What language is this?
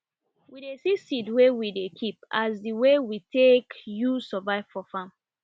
Nigerian Pidgin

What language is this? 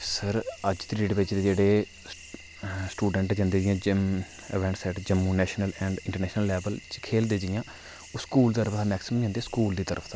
Dogri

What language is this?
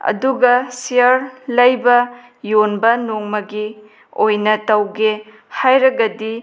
Manipuri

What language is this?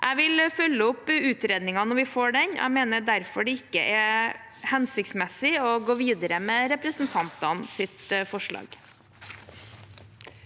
Norwegian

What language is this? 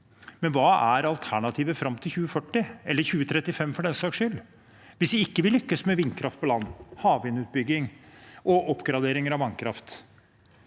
Norwegian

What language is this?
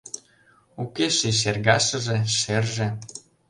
Mari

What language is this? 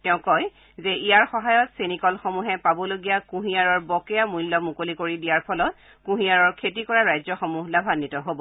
Assamese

